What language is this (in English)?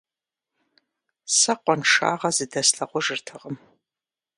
Kabardian